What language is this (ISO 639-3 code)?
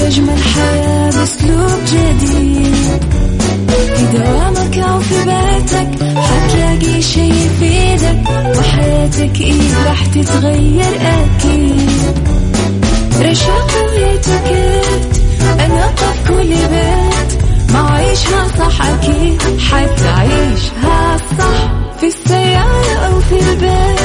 ara